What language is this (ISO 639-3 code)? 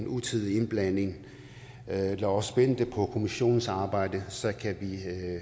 dan